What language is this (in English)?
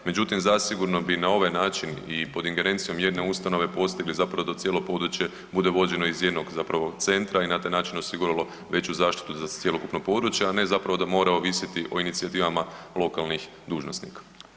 Croatian